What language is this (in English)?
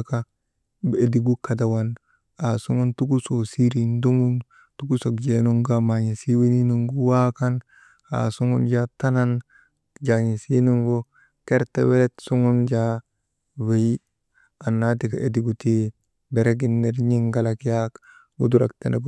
Maba